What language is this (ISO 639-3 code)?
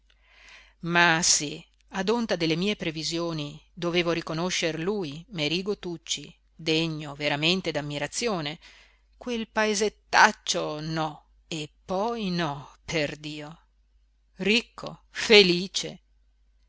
ita